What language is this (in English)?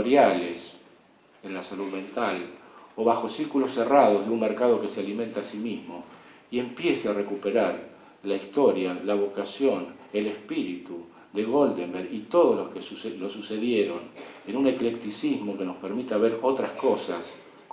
Spanish